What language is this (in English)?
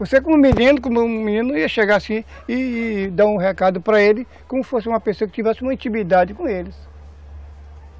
Portuguese